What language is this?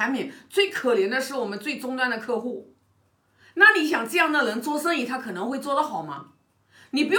Chinese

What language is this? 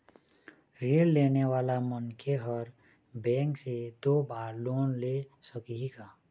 Chhattisgarhi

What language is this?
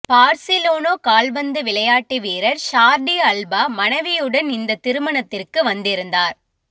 Tamil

